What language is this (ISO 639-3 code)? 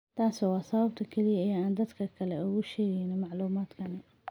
som